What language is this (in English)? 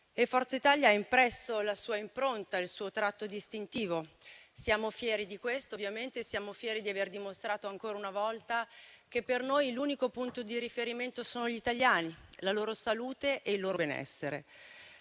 Italian